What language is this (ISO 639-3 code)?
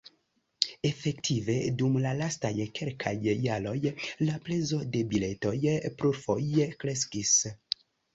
epo